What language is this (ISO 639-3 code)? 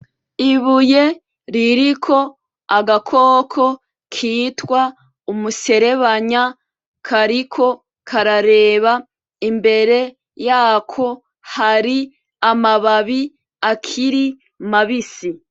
run